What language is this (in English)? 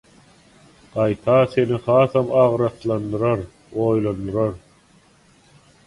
Turkmen